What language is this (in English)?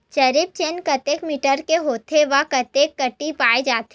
Chhattisgarhi